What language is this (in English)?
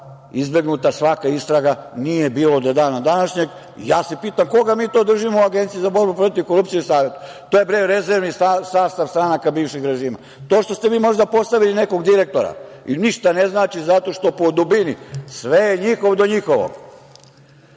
Serbian